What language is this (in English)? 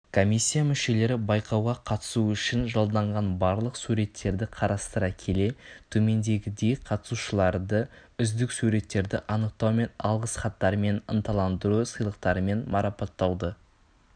Kazakh